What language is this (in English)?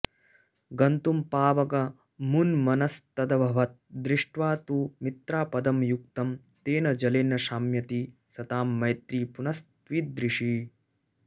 Sanskrit